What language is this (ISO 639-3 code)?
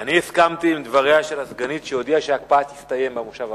heb